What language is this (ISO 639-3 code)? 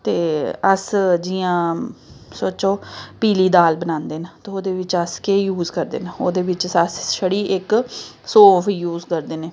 doi